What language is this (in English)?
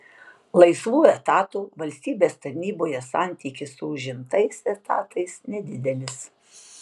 Lithuanian